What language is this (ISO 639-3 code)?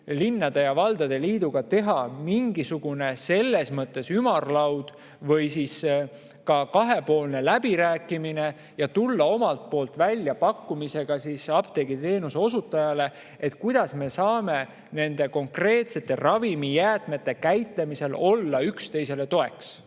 est